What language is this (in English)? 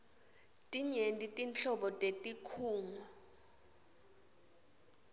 Swati